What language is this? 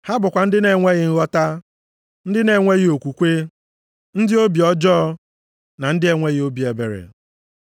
Igbo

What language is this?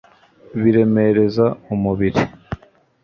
Kinyarwanda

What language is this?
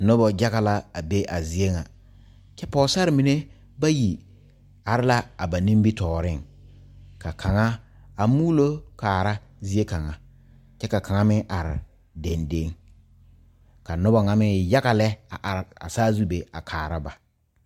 Southern Dagaare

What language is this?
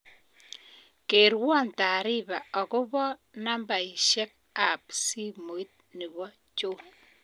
Kalenjin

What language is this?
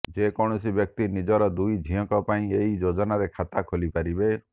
Odia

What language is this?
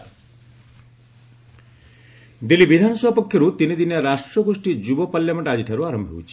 Odia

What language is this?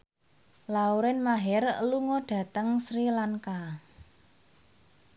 Javanese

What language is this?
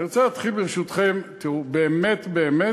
Hebrew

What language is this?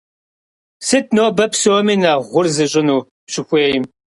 Kabardian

